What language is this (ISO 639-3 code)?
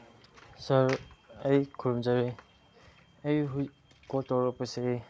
mni